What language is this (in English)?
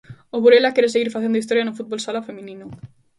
Galician